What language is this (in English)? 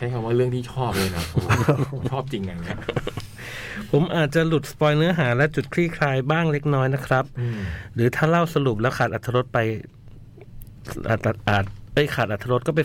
Thai